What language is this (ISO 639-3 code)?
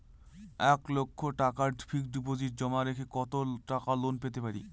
ben